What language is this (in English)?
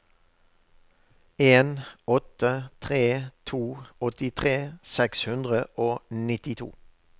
Norwegian